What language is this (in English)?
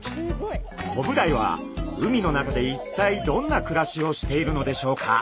Japanese